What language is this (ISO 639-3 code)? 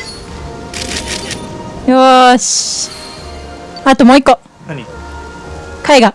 jpn